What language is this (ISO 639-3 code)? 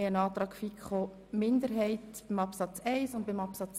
gsw